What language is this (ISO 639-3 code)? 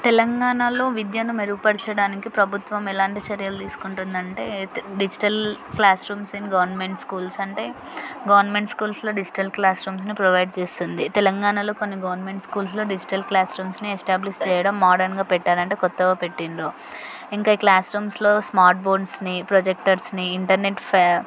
tel